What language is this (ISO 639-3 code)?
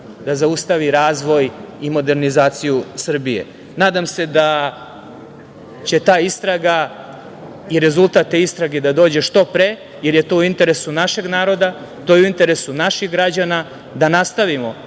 srp